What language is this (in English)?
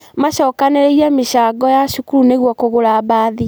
Kikuyu